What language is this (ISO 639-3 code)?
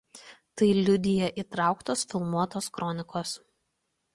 lit